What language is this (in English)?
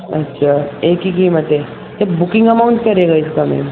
Urdu